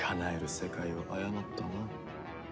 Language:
Japanese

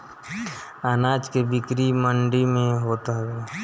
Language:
Bhojpuri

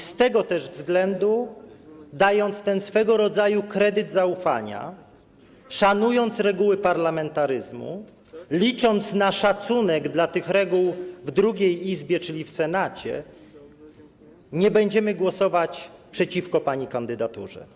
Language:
Polish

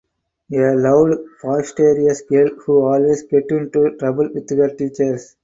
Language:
English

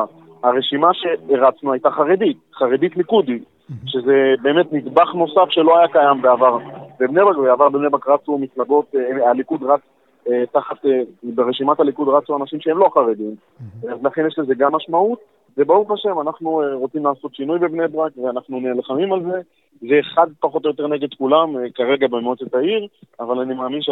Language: Hebrew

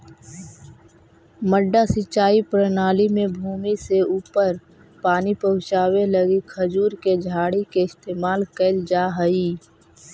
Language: Magahi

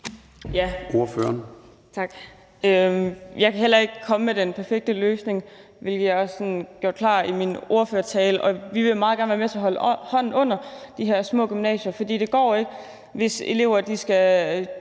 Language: Danish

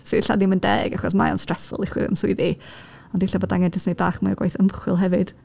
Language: Welsh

